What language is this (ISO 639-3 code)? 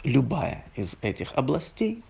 rus